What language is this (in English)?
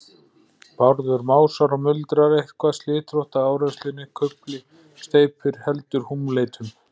Icelandic